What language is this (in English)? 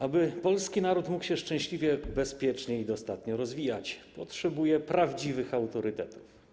Polish